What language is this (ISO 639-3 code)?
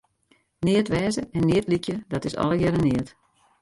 fry